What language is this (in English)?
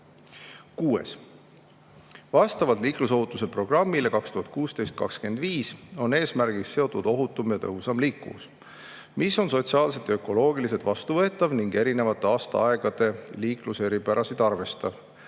Estonian